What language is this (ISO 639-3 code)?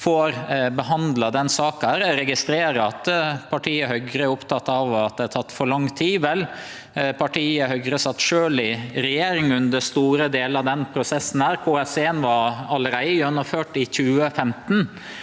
nor